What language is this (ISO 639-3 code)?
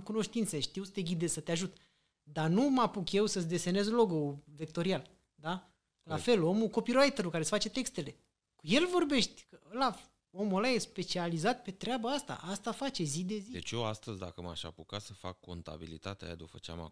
ron